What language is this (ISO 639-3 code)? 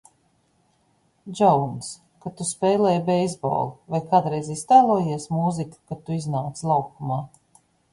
lav